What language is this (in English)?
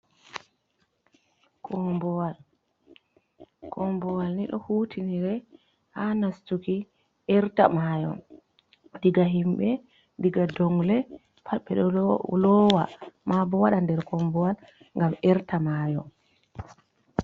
Fula